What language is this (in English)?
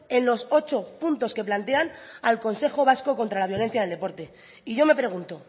Spanish